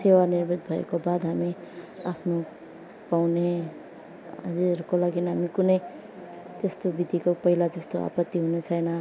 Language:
Nepali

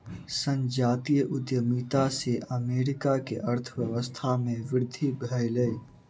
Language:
Maithili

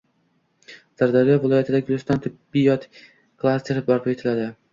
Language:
Uzbek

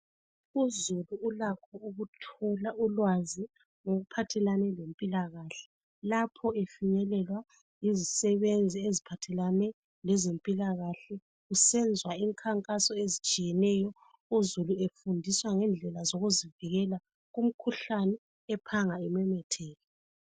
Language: North Ndebele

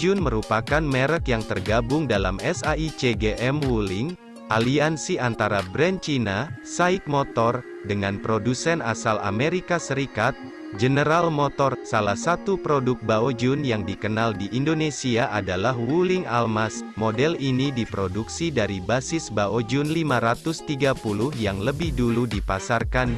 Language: Indonesian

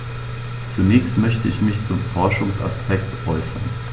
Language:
German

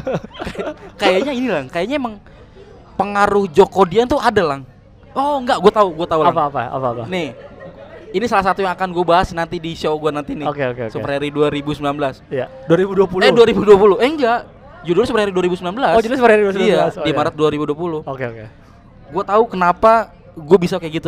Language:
Indonesian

